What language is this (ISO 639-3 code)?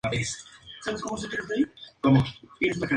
spa